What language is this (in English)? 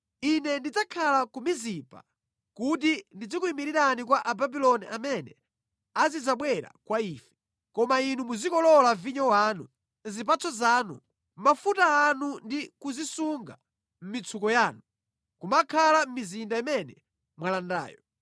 Nyanja